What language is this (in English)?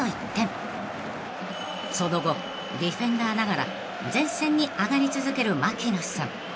Japanese